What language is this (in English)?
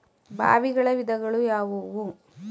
Kannada